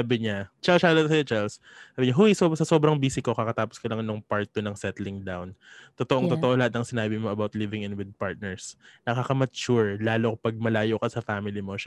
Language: Filipino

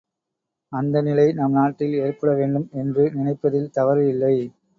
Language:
Tamil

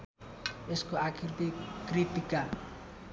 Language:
Nepali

